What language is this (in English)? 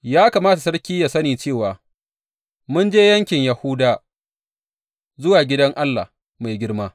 Hausa